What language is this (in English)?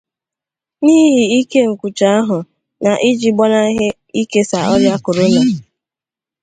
Igbo